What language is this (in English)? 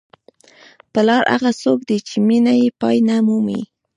Pashto